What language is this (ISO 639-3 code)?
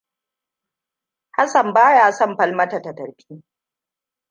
hau